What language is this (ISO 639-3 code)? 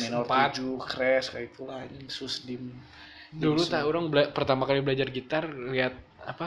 ind